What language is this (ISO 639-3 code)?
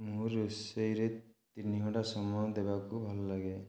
ori